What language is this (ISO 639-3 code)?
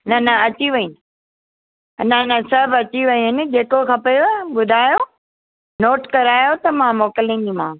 snd